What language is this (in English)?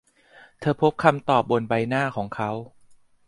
Thai